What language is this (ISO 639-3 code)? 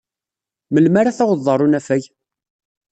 kab